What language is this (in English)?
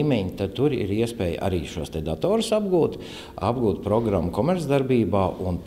Latvian